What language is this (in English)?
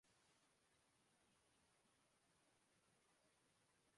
Urdu